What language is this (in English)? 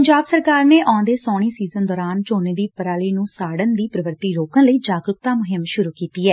Punjabi